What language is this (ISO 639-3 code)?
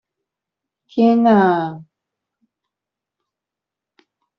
zho